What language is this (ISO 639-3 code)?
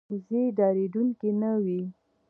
pus